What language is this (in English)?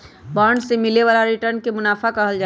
Magahi